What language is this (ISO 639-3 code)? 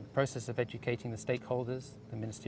ind